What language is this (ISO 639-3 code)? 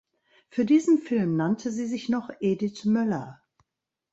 deu